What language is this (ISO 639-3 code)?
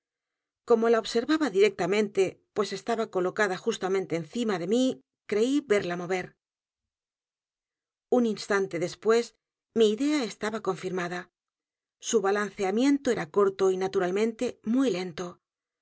spa